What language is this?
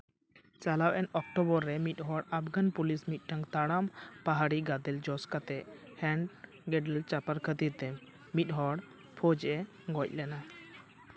Santali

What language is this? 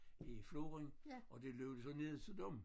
Danish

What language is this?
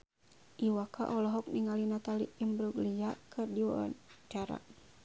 Sundanese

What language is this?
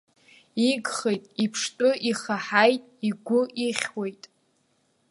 Abkhazian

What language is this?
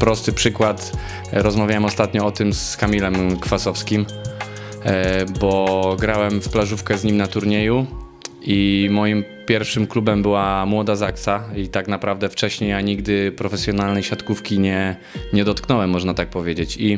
Polish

